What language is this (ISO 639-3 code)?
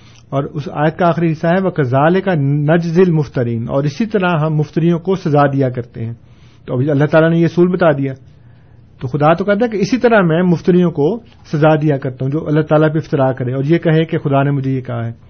urd